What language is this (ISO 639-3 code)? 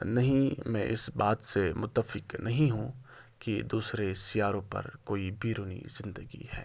urd